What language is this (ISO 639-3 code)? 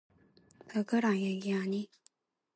kor